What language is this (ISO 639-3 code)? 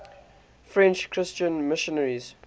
eng